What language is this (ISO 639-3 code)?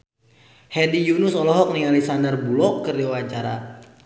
sun